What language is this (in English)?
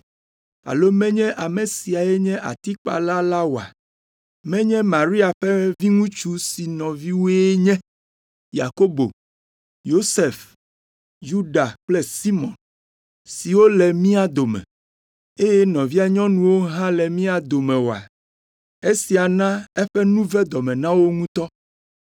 Ewe